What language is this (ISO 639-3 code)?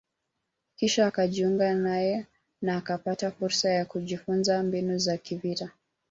swa